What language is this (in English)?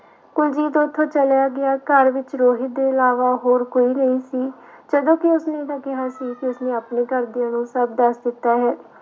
Punjabi